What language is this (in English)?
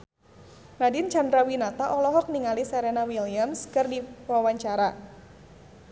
Sundanese